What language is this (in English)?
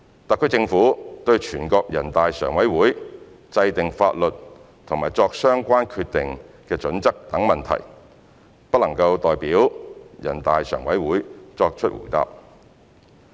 Cantonese